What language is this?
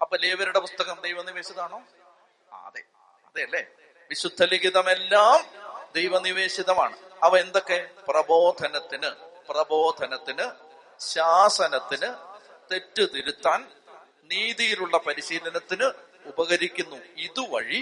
Malayalam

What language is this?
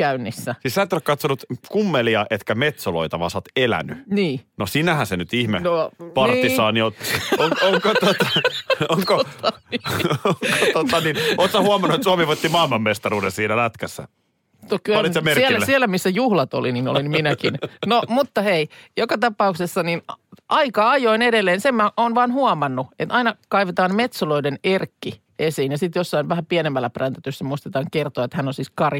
Finnish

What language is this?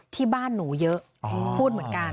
Thai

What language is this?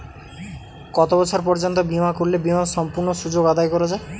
Bangla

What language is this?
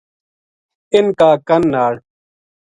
Gujari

